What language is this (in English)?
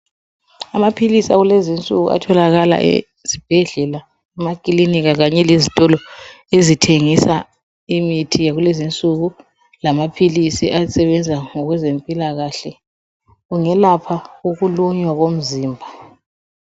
North Ndebele